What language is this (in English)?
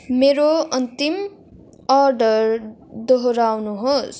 Nepali